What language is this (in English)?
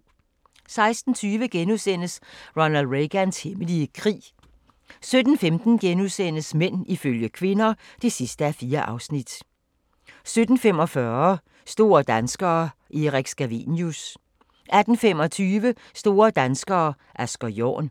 Danish